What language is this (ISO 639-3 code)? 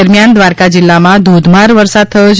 guj